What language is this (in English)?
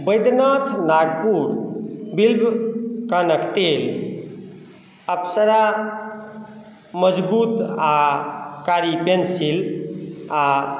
Maithili